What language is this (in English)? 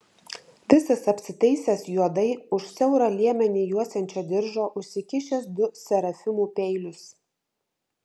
Lithuanian